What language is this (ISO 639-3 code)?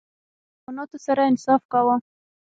pus